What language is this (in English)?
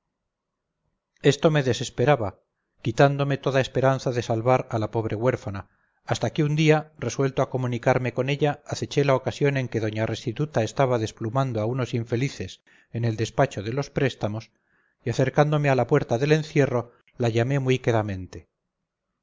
Spanish